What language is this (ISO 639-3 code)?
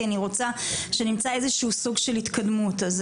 heb